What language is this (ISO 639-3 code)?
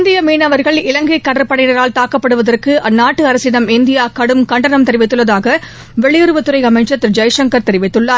tam